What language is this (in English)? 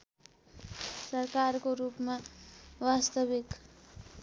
Nepali